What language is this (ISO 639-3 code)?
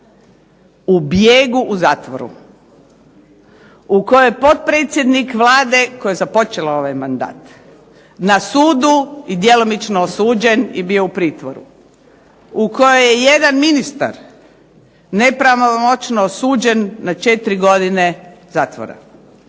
hrv